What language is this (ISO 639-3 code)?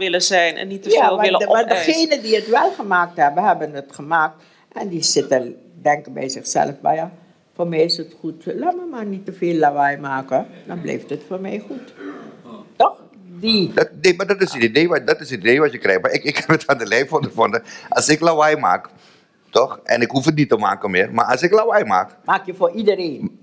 nld